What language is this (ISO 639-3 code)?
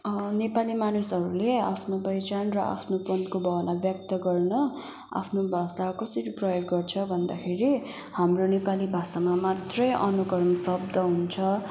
nep